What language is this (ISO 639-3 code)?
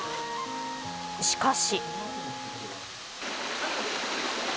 jpn